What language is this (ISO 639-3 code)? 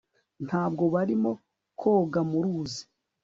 kin